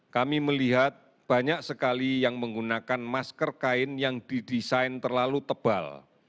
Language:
Indonesian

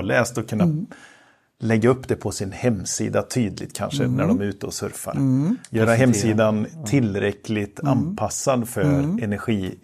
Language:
Swedish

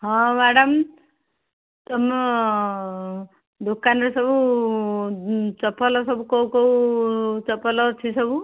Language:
Odia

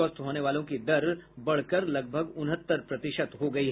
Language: Hindi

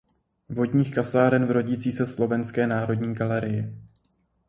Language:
Czech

